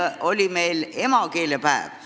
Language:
Estonian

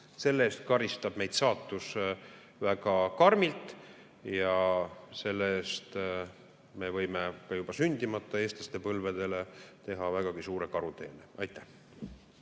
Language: Estonian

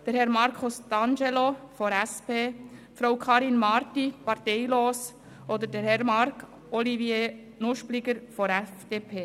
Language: Swiss German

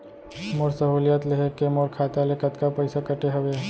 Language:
Chhattisgarhi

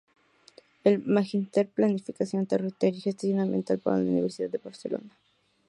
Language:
Spanish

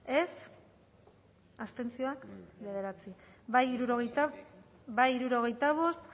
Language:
Basque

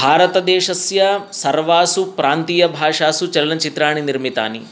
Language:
Sanskrit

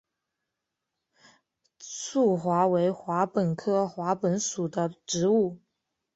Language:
Chinese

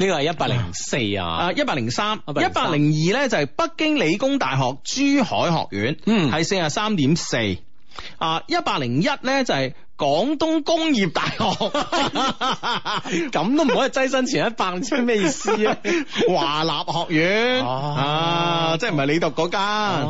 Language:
Chinese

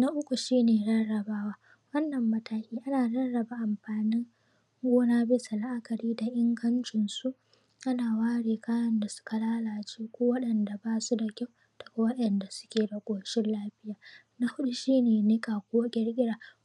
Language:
Hausa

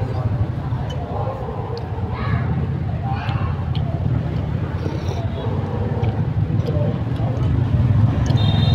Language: Vietnamese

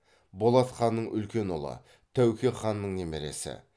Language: Kazakh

